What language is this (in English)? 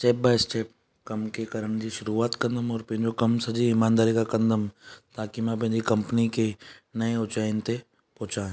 Sindhi